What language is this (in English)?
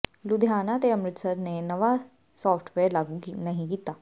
Punjabi